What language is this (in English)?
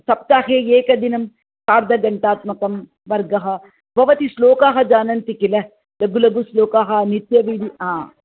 Sanskrit